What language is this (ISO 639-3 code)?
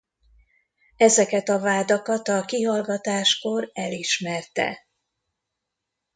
hun